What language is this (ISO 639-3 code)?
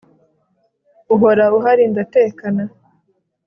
kin